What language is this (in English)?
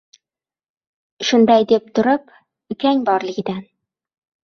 Uzbek